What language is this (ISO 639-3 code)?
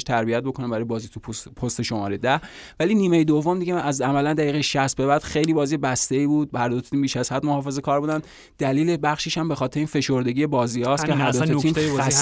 fas